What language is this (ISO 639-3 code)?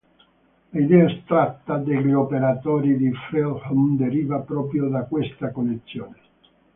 ita